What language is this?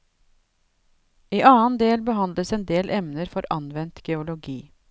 Norwegian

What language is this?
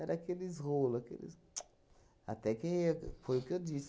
Portuguese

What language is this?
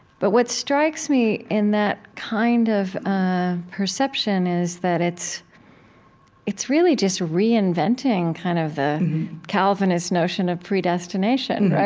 English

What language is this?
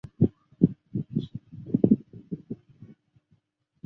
Chinese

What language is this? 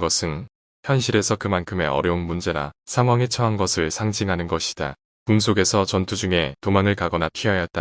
Korean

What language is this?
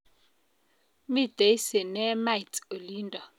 Kalenjin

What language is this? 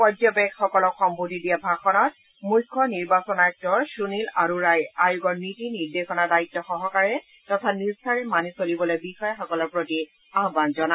Assamese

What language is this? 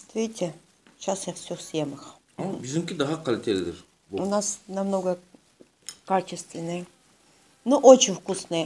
Russian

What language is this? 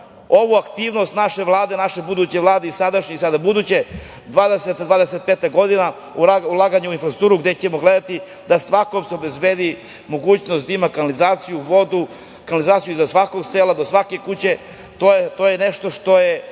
Serbian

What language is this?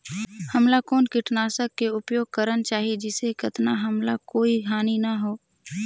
Chhattisgarhi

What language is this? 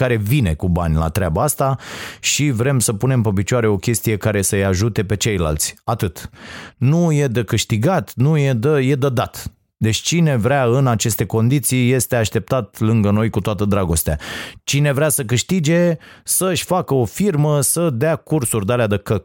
Romanian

